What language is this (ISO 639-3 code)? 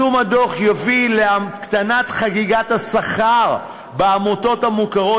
heb